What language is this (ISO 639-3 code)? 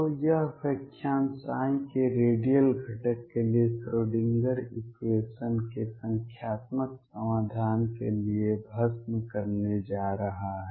hin